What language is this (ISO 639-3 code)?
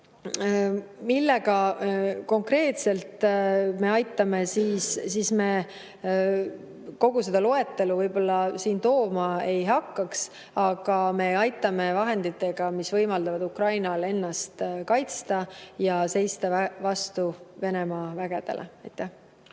est